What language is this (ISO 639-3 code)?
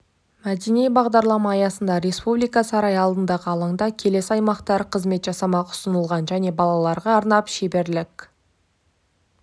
kaz